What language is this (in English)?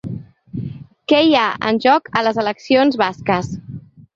Catalan